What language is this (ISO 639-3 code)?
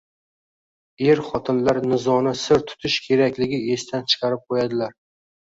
uzb